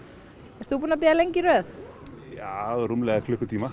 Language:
Icelandic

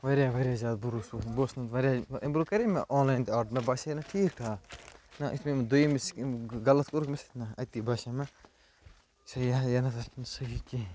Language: Kashmiri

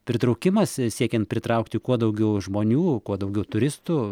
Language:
Lithuanian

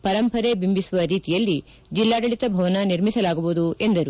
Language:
Kannada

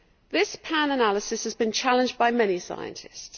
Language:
English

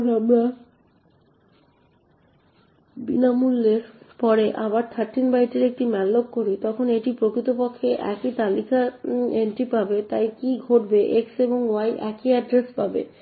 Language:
Bangla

